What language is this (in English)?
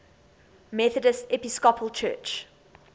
English